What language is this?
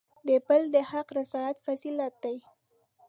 Pashto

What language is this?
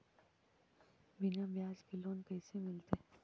Magahi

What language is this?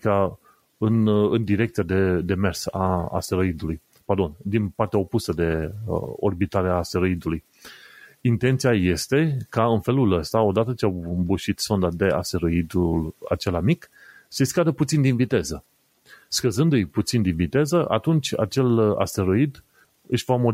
Romanian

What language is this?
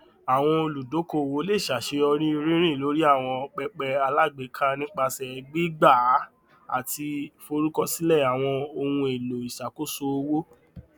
Yoruba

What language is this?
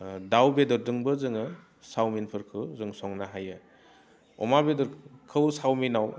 Bodo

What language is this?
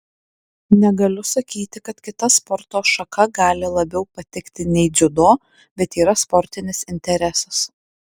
Lithuanian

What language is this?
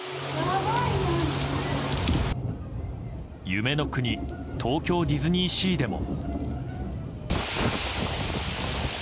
Japanese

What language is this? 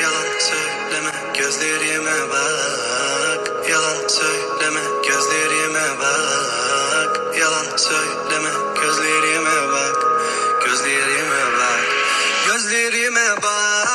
Turkish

